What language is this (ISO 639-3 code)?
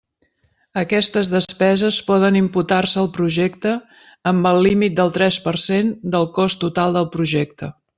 cat